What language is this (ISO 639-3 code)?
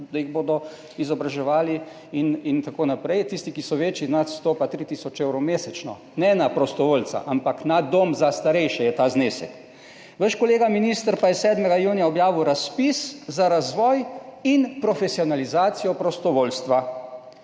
slv